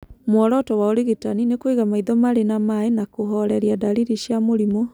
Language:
Kikuyu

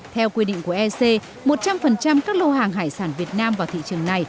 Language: Vietnamese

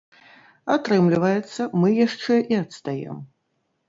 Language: Belarusian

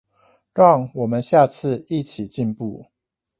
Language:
Chinese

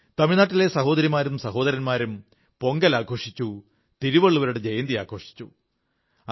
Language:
Malayalam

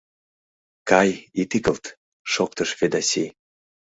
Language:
Mari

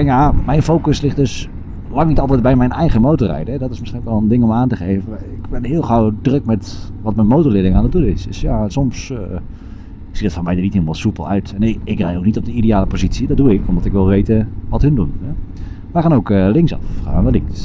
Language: Dutch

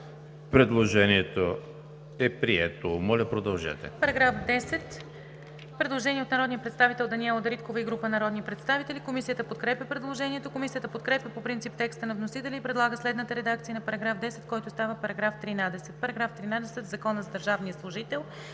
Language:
Bulgarian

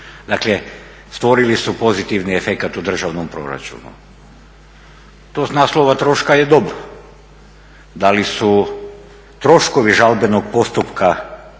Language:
Croatian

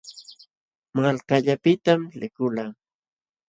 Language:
Jauja Wanca Quechua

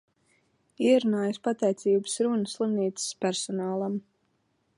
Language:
Latvian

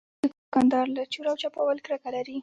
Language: Pashto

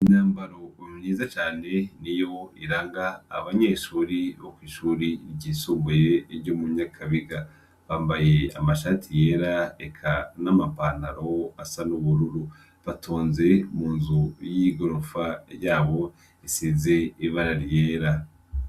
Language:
Rundi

